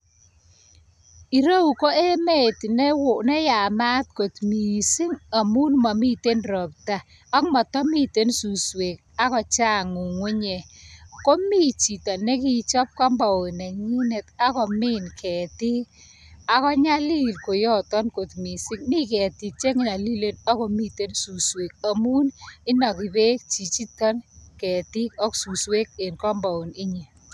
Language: Kalenjin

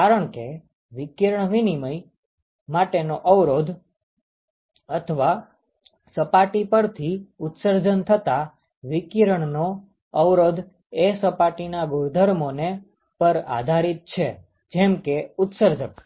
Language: Gujarati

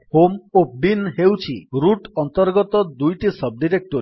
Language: Odia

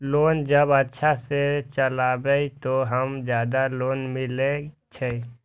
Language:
Maithili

